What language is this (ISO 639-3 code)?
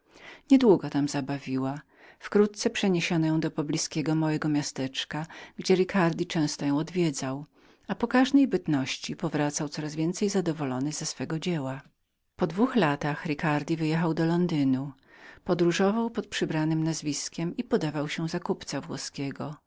pol